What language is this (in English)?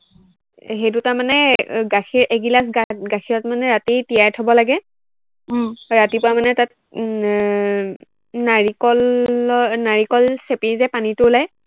Assamese